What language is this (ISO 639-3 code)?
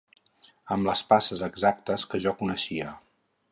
cat